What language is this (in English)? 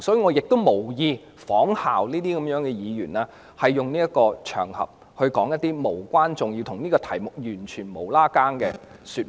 Cantonese